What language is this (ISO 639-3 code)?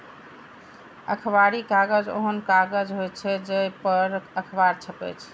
mai